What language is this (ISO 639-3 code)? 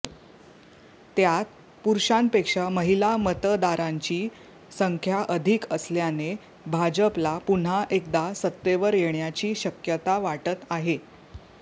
mar